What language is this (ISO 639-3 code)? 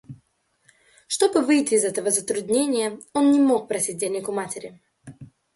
rus